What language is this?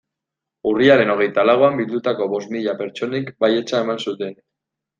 Basque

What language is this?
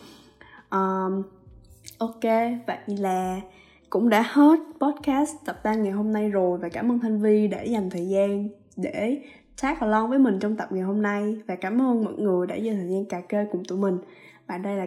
Vietnamese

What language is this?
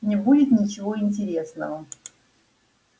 Russian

